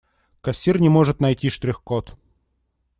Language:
Russian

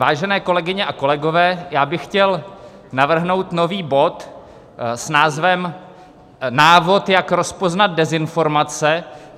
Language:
Czech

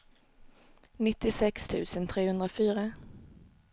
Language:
Swedish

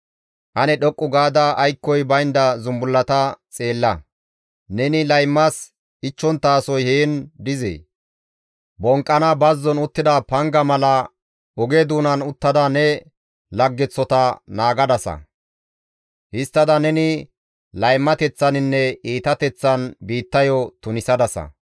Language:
Gamo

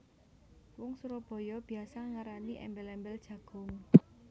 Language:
Javanese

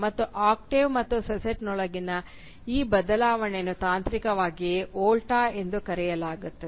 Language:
Kannada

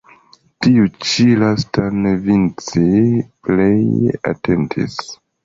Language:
Esperanto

